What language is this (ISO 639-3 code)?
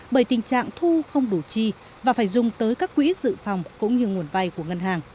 vie